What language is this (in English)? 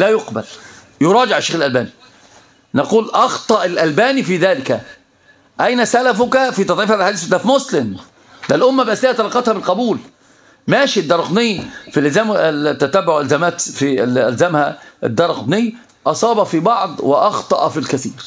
Arabic